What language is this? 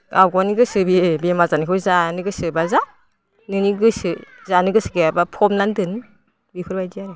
Bodo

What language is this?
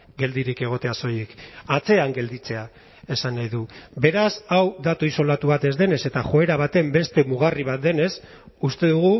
Basque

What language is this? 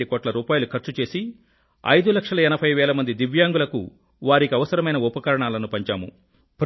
Telugu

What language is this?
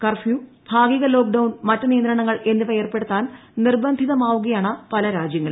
Malayalam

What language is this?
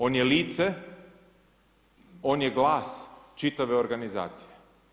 Croatian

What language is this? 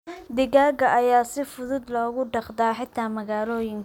Somali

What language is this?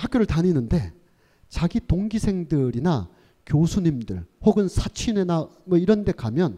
Korean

